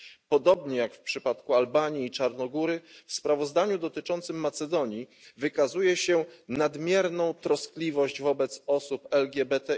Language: Polish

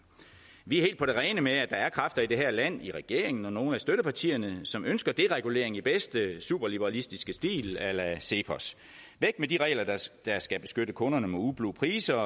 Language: Danish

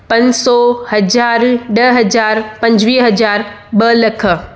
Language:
Sindhi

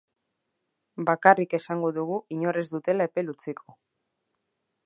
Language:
Basque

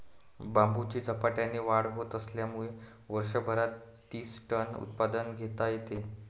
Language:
Marathi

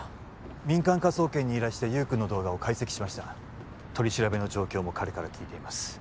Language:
Japanese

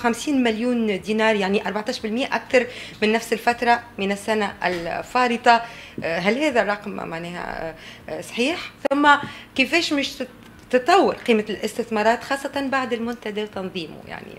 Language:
Arabic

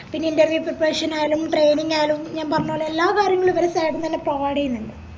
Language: Malayalam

